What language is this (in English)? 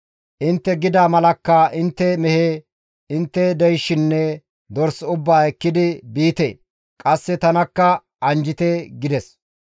Gamo